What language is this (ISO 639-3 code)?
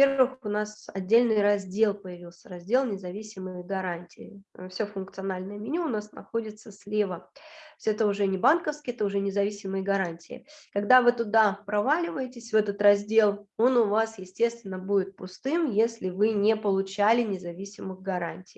rus